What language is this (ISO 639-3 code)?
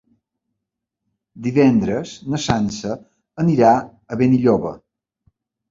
cat